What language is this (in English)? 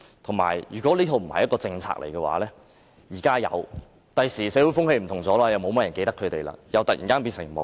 Cantonese